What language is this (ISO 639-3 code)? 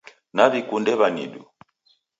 dav